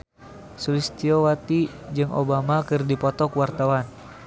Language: Sundanese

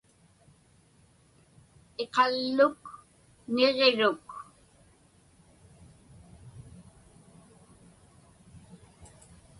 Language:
Inupiaq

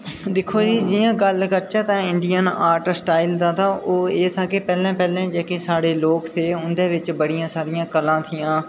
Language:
Dogri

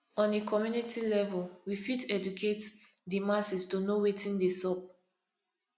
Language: Nigerian Pidgin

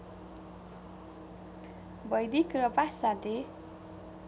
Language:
Nepali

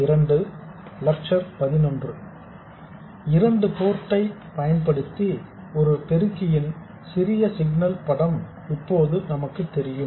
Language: Tamil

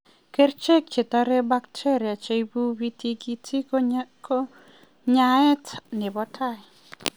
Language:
Kalenjin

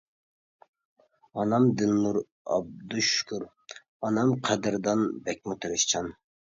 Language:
Uyghur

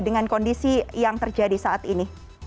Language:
Indonesian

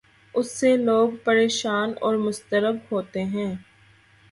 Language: Urdu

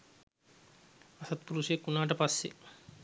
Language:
Sinhala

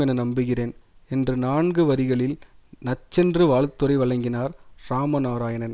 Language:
Tamil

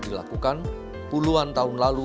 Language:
Indonesian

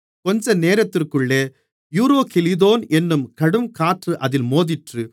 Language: Tamil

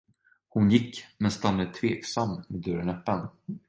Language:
Swedish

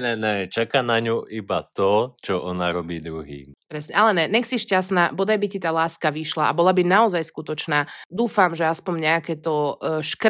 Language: Slovak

